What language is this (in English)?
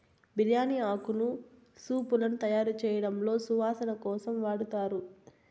Telugu